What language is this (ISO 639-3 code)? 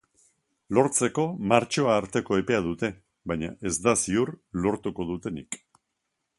eus